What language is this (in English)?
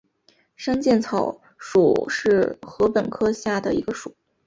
Chinese